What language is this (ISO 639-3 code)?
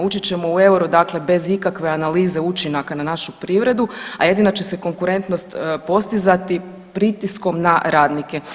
hrv